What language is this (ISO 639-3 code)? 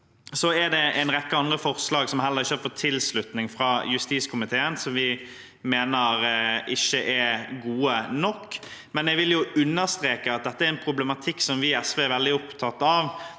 nor